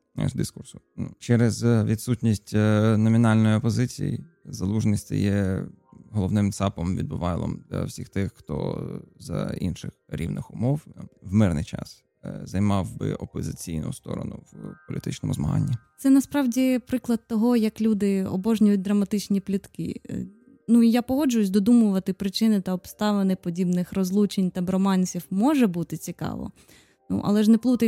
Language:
Ukrainian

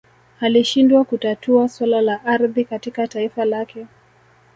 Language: Swahili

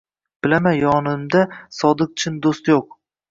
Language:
Uzbek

